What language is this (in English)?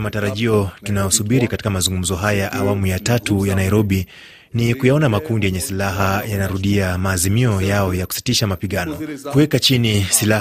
Swahili